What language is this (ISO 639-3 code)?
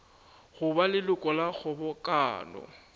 nso